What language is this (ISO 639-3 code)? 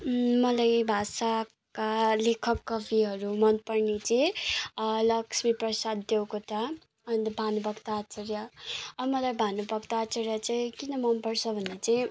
nep